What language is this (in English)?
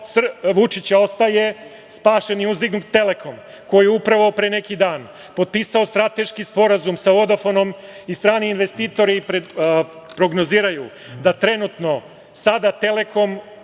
Serbian